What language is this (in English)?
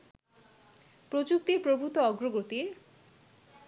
Bangla